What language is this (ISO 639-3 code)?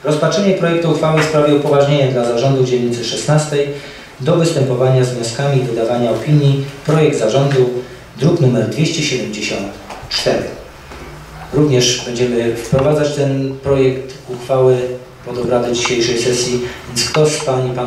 pol